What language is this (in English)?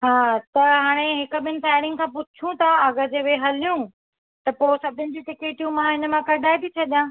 Sindhi